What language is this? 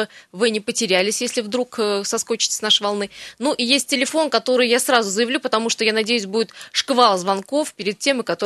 Russian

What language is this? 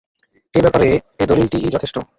Bangla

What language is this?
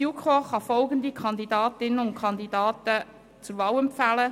Swiss German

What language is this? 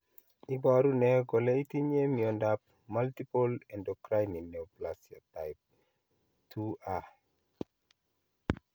Kalenjin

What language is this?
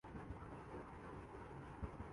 Urdu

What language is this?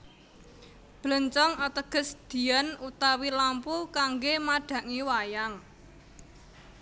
Javanese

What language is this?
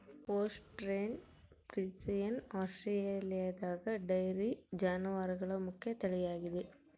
Kannada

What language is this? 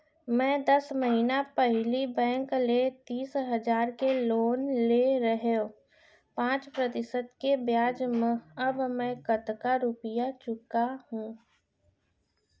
Chhattisgarhi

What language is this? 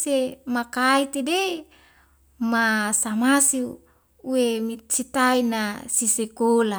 Wemale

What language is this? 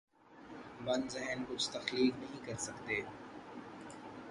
Urdu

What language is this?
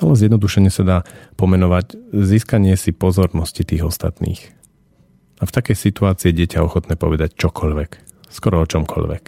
Slovak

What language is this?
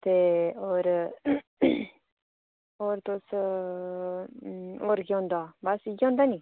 Dogri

